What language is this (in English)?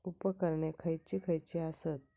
Marathi